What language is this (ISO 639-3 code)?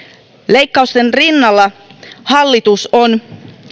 fin